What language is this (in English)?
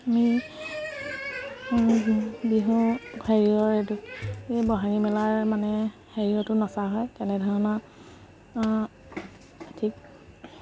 Assamese